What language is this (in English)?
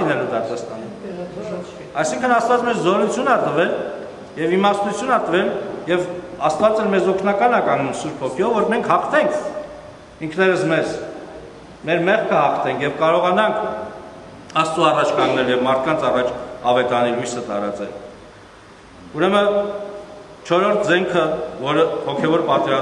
Romanian